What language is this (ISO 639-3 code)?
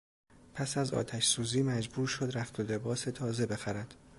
fas